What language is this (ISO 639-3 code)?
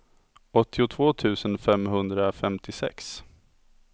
swe